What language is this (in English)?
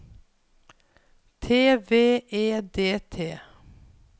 Norwegian